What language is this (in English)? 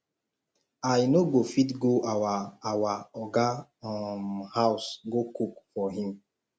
Nigerian Pidgin